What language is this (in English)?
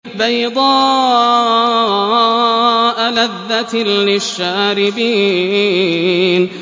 Arabic